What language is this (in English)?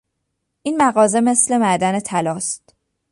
Persian